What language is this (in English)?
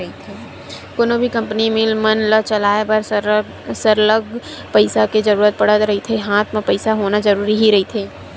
Chhattisgarhi